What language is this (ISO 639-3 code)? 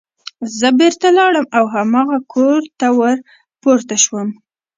pus